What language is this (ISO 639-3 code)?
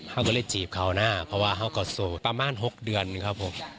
tha